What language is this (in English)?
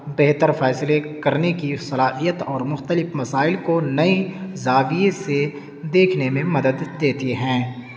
Urdu